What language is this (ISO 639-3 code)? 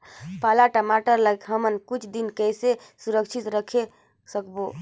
hne